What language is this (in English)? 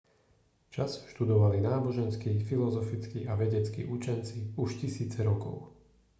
Slovak